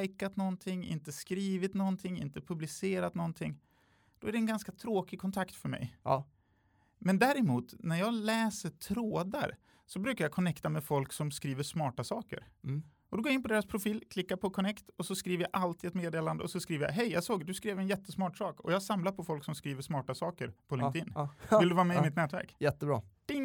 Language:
Swedish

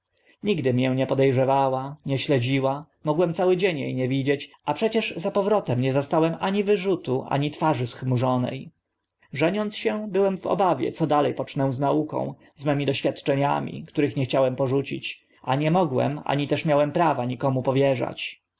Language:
Polish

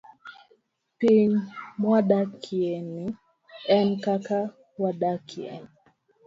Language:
Luo (Kenya and Tanzania)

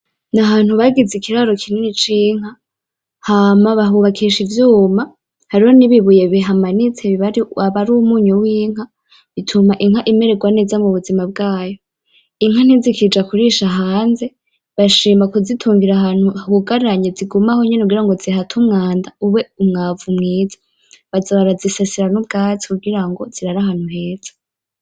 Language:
Rundi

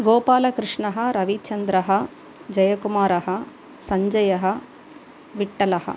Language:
Sanskrit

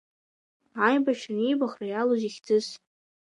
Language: Abkhazian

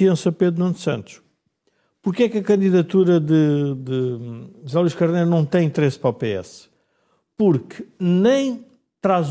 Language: Portuguese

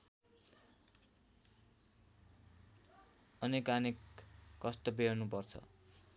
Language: Nepali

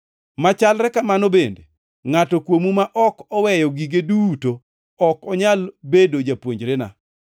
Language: Luo (Kenya and Tanzania)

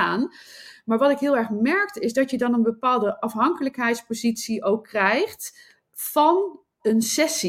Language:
Dutch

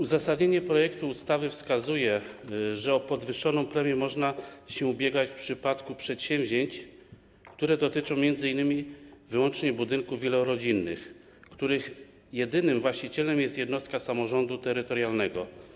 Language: Polish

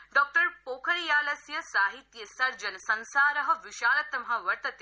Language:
Sanskrit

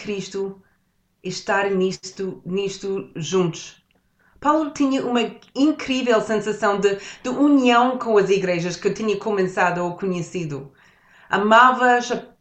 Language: Portuguese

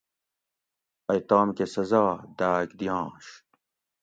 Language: Gawri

